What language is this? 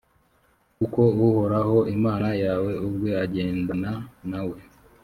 Kinyarwanda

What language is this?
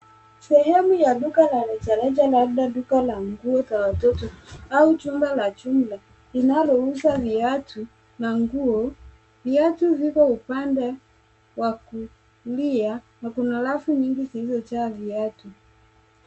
Swahili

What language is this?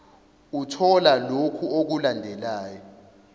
Zulu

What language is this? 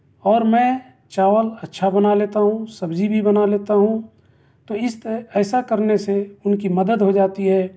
Urdu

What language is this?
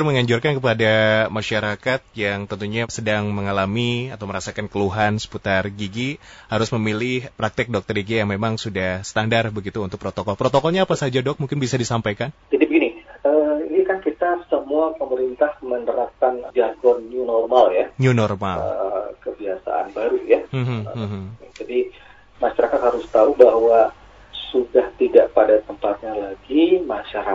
Indonesian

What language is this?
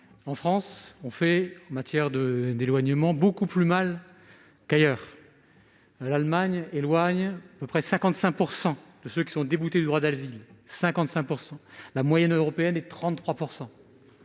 French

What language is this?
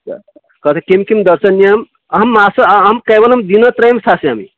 Sanskrit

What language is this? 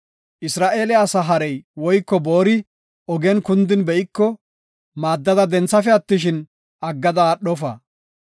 Gofa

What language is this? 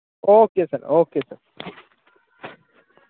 Dogri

